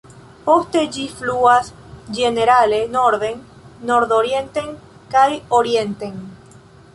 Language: Esperanto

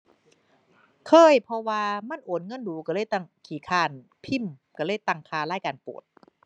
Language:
Thai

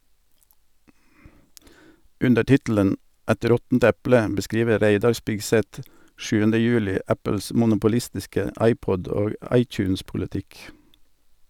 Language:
Norwegian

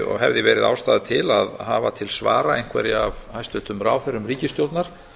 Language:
Icelandic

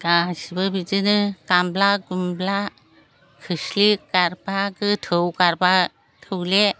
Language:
Bodo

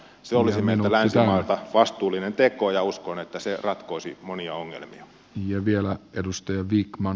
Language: Finnish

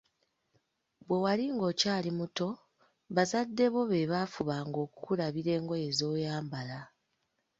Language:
Ganda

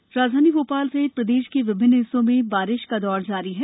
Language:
Hindi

